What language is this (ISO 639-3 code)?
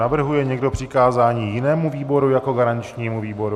ces